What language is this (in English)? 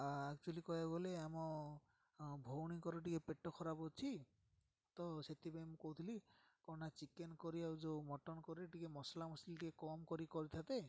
Odia